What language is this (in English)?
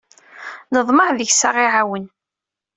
Kabyle